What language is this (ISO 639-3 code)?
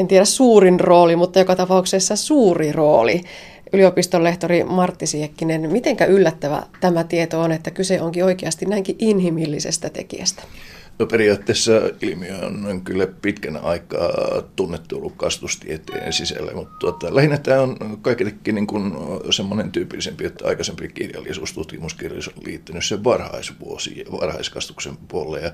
fin